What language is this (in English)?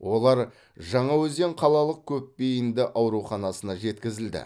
Kazakh